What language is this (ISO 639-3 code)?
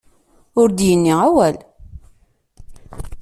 kab